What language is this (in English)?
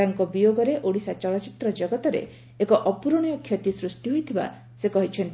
Odia